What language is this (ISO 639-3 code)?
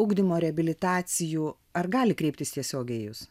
lit